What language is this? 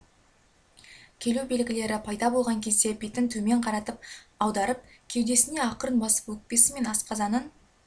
Kazakh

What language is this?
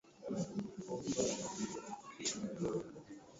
Swahili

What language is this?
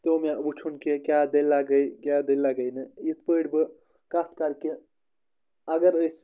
Kashmiri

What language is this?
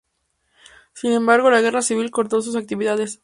Spanish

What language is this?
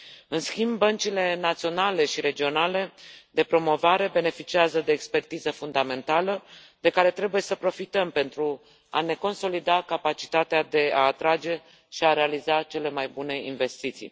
Romanian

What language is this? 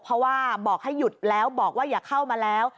Thai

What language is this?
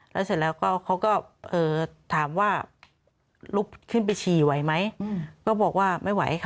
Thai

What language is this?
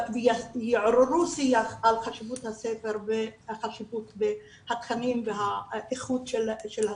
Hebrew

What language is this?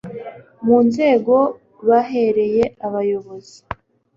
Kinyarwanda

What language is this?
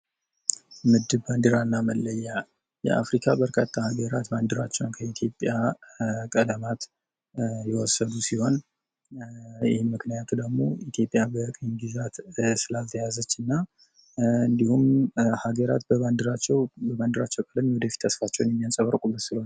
Amharic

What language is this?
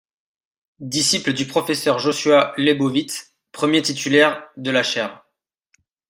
French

